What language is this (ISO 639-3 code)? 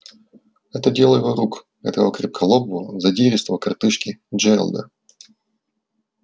rus